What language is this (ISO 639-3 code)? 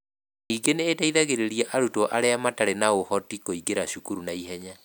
kik